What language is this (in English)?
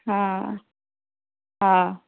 Sindhi